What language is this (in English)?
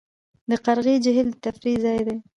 Pashto